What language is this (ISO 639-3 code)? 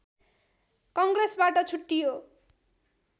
nep